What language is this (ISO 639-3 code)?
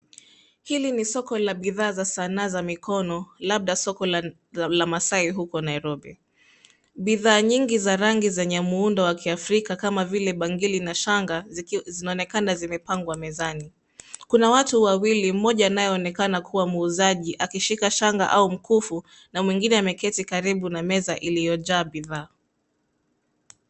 swa